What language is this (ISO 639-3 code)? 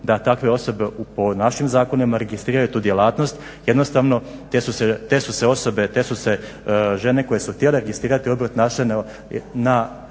hrv